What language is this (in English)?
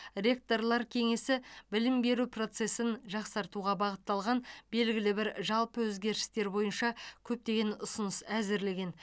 Kazakh